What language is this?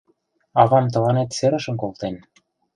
Mari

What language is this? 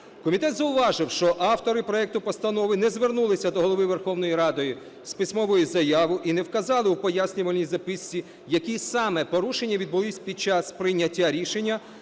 Ukrainian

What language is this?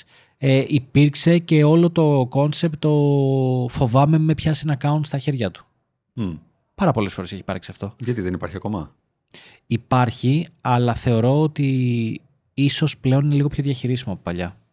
Greek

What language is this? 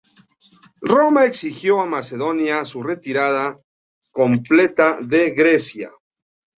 Spanish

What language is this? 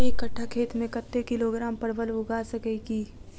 Maithili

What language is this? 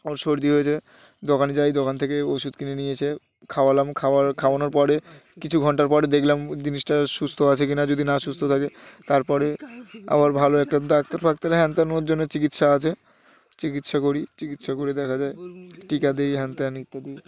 Bangla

